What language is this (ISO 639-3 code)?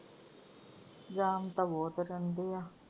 pan